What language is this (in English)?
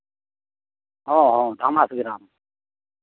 Santali